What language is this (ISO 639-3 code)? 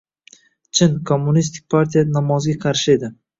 uzb